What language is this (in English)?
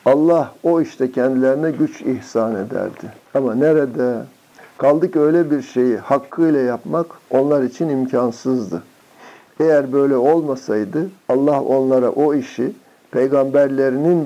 Turkish